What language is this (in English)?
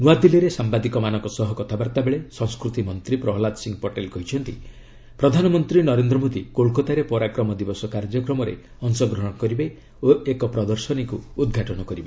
Odia